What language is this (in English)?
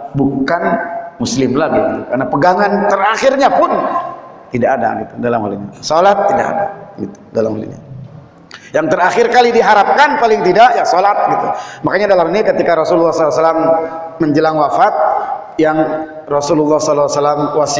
Indonesian